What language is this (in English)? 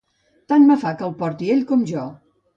Catalan